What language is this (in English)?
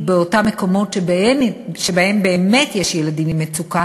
Hebrew